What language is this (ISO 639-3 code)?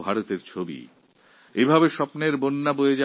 ben